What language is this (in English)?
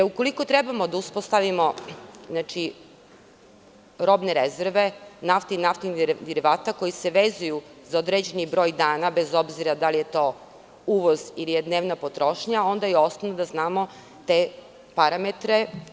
Serbian